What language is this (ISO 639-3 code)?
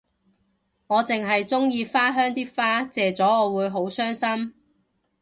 yue